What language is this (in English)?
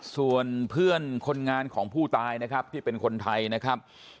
Thai